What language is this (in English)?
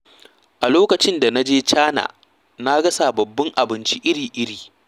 Hausa